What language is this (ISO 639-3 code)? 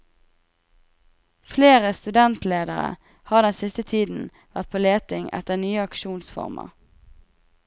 nor